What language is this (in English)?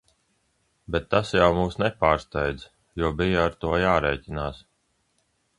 Latvian